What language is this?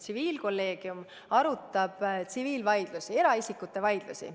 Estonian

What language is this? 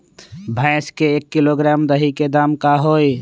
Magahi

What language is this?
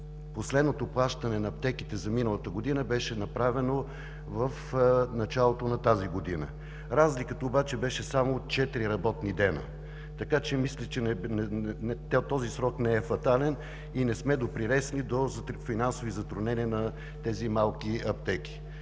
Bulgarian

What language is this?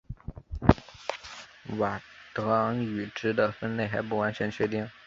Chinese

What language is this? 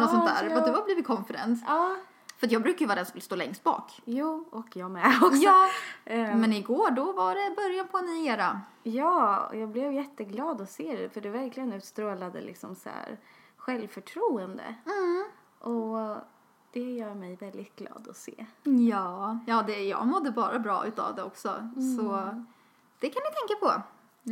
Swedish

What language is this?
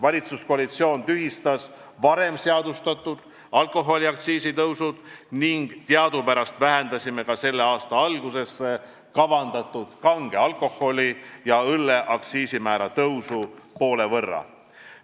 Estonian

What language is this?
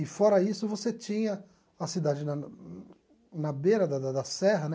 Portuguese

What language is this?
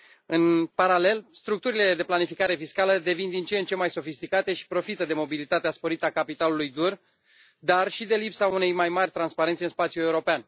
Romanian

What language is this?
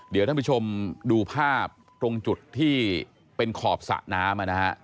Thai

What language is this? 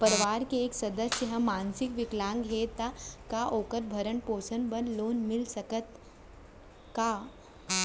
Chhattisgarhi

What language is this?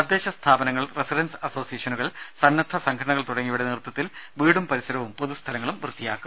Malayalam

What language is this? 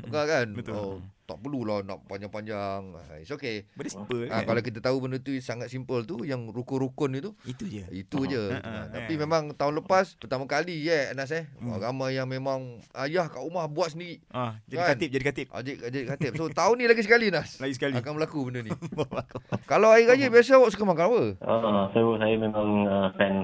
Malay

